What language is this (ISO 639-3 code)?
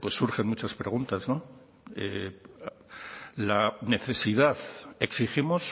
spa